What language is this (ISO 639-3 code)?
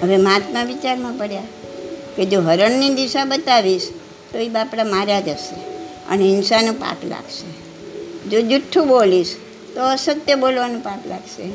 guj